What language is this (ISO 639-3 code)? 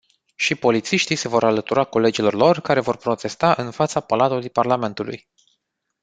ron